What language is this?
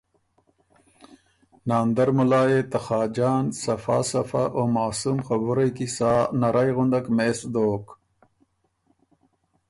Ormuri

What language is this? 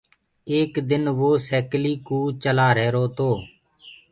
Gurgula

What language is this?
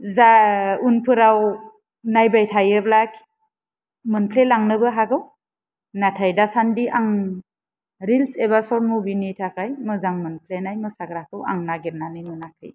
Bodo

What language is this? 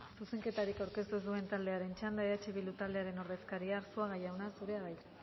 Basque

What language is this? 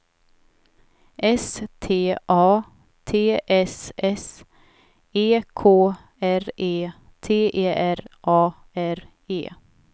Swedish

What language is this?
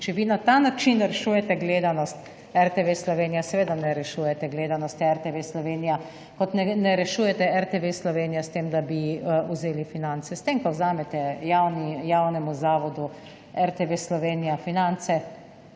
Slovenian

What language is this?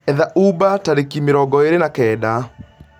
Kikuyu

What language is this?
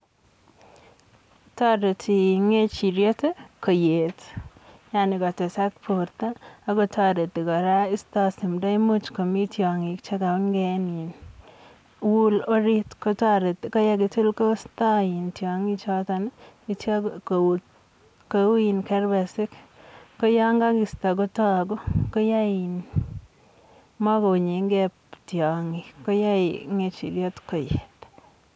Kalenjin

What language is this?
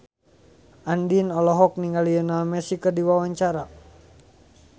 Sundanese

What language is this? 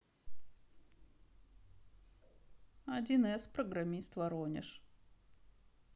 Russian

